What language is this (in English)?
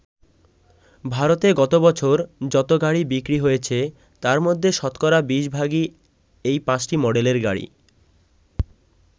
Bangla